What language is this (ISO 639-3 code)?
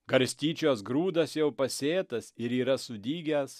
lit